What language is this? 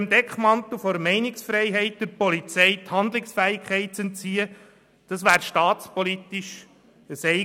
Swiss German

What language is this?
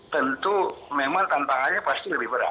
Indonesian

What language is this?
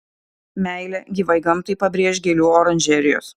Lithuanian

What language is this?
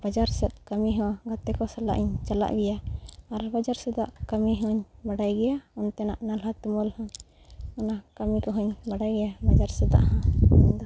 Santali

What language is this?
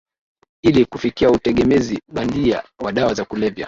Swahili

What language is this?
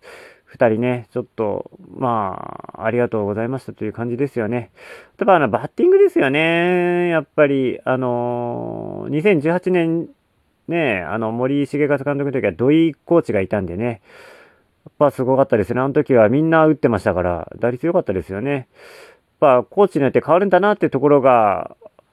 Japanese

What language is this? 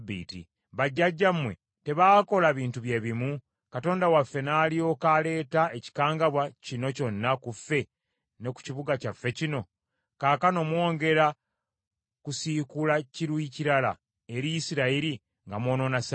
Ganda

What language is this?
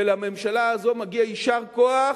Hebrew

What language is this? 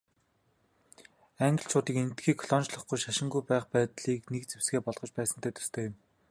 Mongolian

